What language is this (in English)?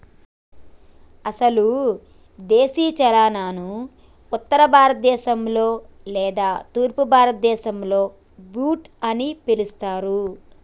Telugu